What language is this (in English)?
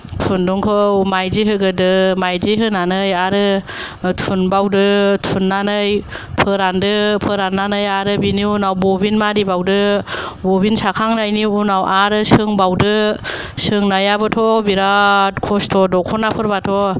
Bodo